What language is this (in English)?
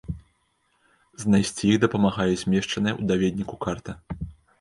Belarusian